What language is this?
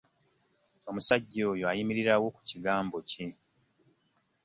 Ganda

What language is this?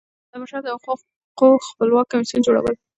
Pashto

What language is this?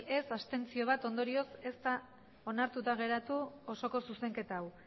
Basque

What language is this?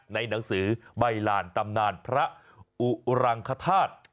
Thai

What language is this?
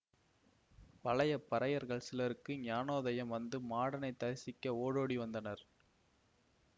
Tamil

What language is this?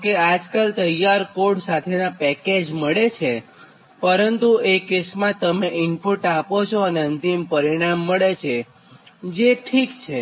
Gujarati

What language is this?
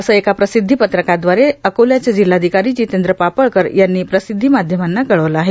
Marathi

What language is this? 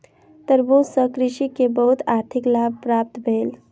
Maithili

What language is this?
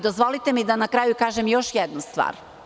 Serbian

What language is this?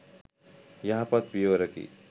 Sinhala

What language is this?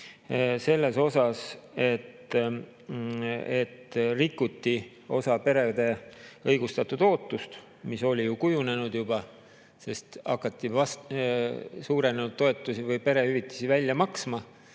Estonian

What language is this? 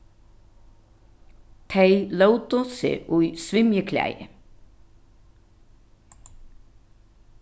Faroese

